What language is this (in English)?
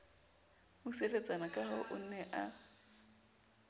Southern Sotho